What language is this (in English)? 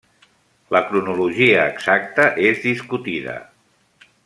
Catalan